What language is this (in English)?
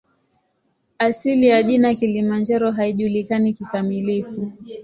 Swahili